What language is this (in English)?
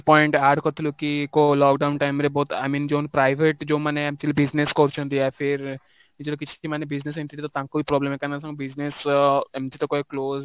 Odia